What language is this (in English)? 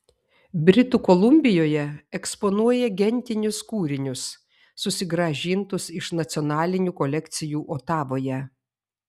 Lithuanian